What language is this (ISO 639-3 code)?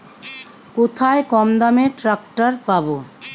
ben